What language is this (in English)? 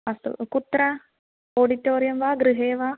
Sanskrit